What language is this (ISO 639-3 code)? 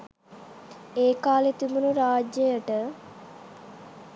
sin